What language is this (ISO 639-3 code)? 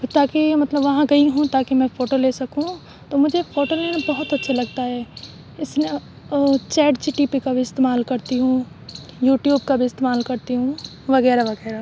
urd